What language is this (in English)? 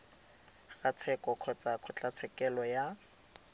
Tswana